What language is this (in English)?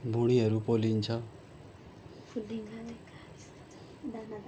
Nepali